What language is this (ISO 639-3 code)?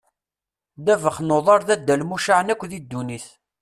kab